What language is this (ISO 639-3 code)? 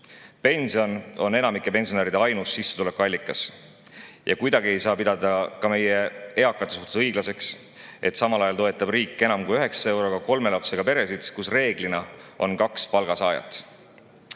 est